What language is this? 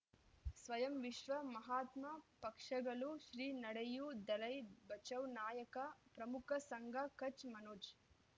Kannada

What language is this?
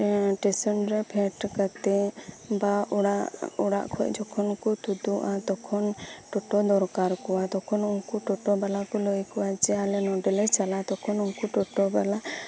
Santali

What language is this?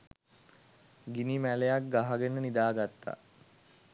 Sinhala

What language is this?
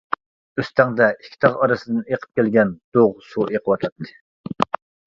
Uyghur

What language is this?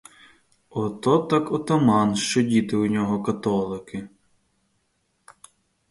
Ukrainian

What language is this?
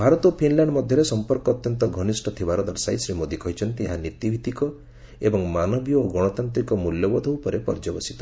Odia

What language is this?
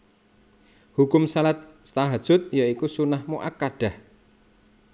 Javanese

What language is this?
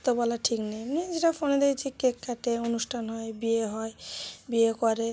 Bangla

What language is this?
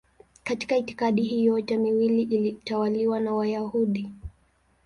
Swahili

